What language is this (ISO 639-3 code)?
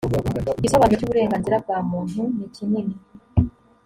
kin